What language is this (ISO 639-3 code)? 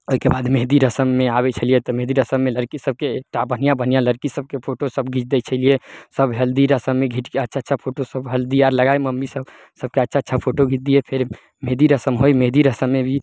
mai